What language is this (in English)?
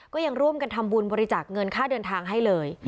Thai